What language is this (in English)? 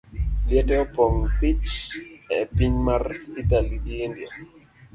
Luo (Kenya and Tanzania)